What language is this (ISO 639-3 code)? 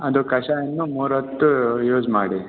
kan